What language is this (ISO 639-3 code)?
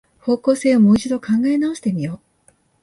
jpn